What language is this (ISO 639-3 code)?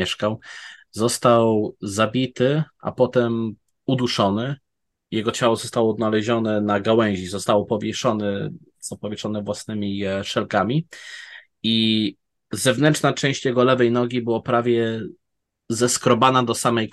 pol